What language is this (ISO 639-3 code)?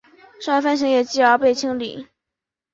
zho